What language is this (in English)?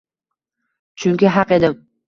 Uzbek